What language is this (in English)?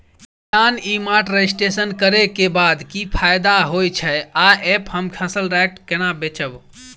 Maithili